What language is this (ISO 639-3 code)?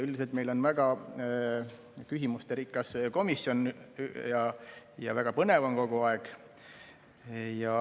est